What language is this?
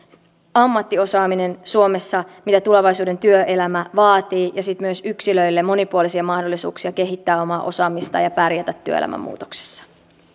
Finnish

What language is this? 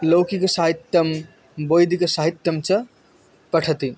Sanskrit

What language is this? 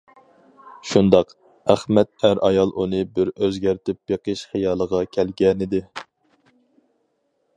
Uyghur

